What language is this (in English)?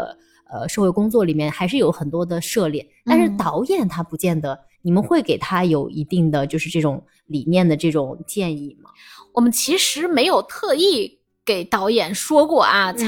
Chinese